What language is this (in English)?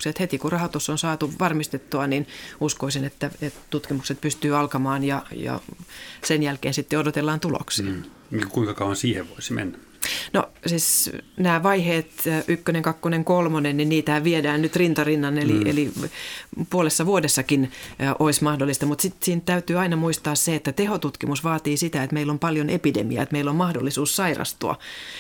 Finnish